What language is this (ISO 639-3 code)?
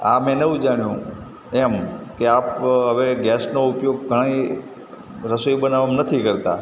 guj